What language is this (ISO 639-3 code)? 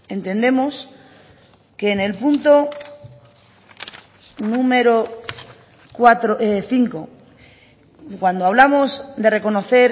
spa